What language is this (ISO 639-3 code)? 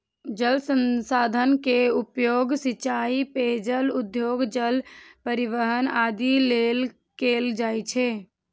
mai